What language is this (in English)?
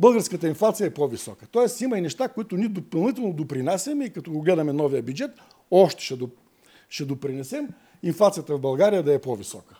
Bulgarian